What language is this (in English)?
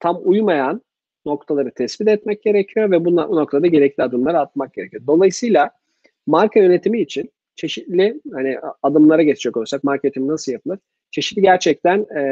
Turkish